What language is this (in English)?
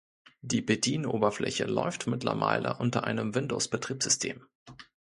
German